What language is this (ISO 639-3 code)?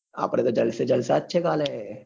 guj